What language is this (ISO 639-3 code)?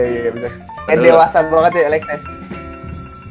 ind